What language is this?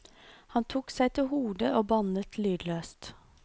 Norwegian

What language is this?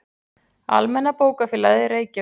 Icelandic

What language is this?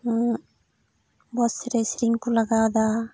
Santali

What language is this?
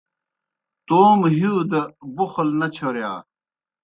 Kohistani Shina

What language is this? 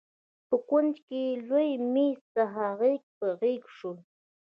Pashto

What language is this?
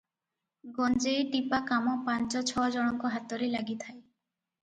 Odia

